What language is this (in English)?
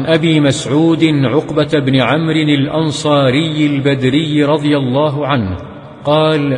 Arabic